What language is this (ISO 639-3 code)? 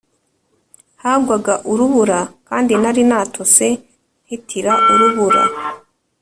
kin